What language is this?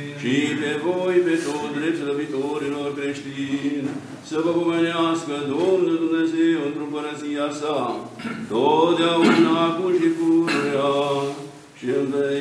Romanian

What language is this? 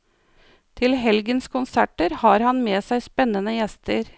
Norwegian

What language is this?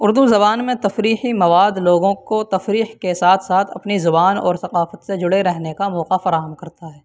Urdu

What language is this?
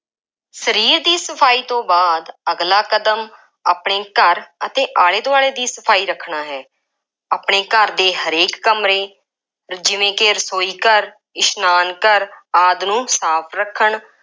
Punjabi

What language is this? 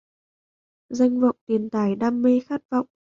Vietnamese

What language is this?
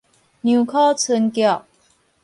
Min Nan Chinese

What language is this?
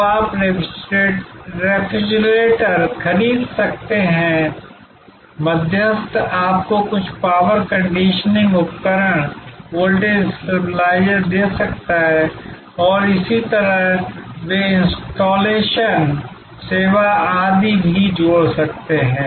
Hindi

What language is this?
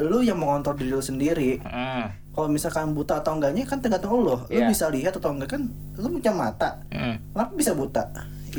Indonesian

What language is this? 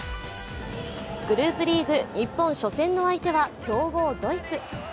Japanese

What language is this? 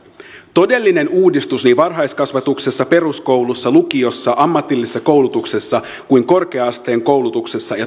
Finnish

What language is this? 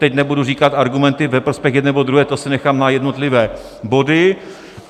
Czech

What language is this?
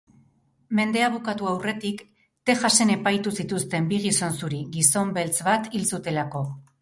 Basque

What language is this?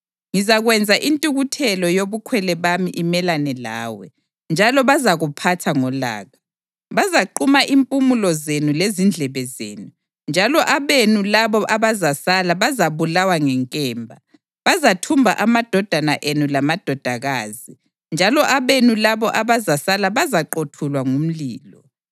North Ndebele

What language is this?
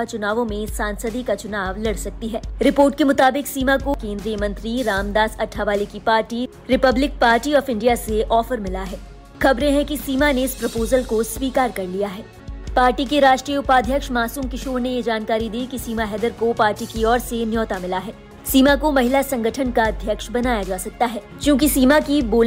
Hindi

